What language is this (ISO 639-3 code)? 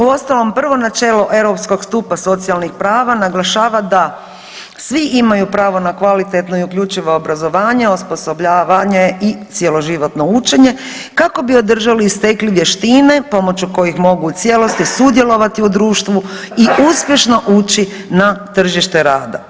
hrv